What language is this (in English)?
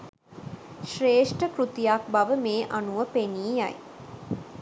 Sinhala